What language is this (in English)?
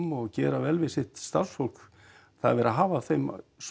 Icelandic